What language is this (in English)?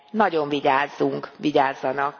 Hungarian